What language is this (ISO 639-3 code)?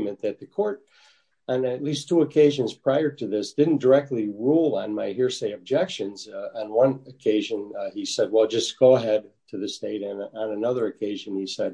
eng